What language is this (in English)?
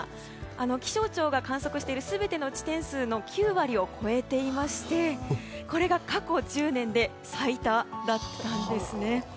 Japanese